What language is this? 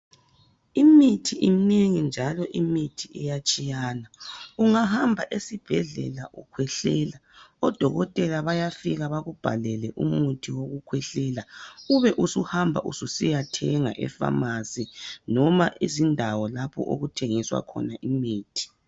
North Ndebele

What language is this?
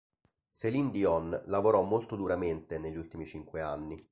Italian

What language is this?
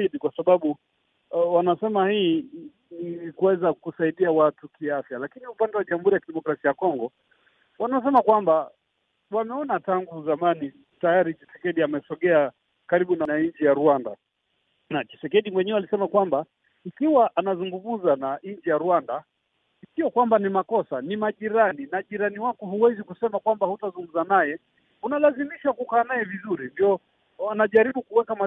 Swahili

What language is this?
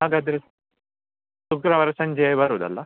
Kannada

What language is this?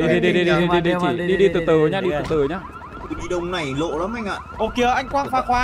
Vietnamese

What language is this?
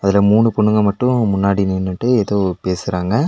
Tamil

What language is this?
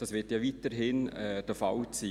Swiss German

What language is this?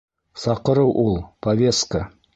Bashkir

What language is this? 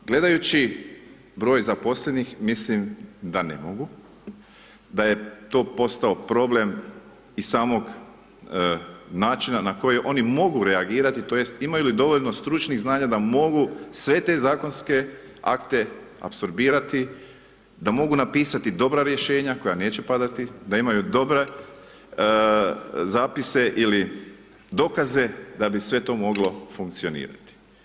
Croatian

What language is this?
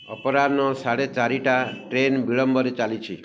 Odia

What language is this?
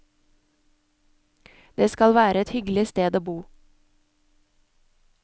Norwegian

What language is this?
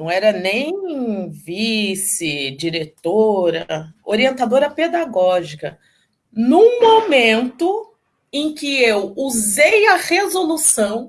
Portuguese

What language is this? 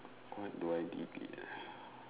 English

